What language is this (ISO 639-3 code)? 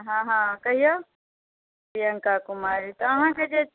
mai